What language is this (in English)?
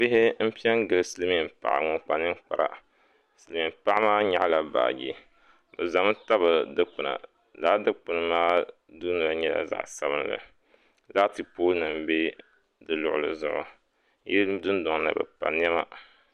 Dagbani